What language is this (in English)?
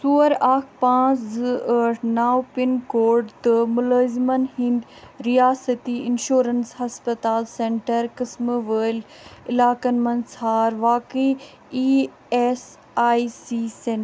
Kashmiri